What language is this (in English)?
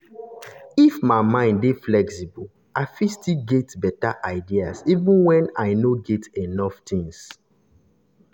Nigerian Pidgin